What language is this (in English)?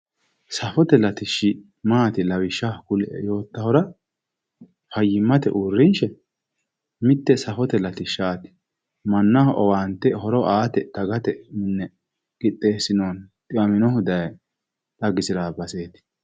Sidamo